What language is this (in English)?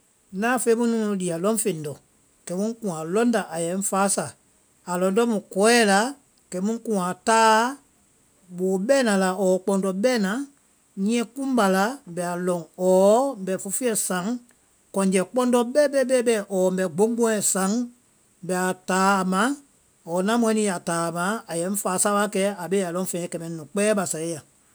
Vai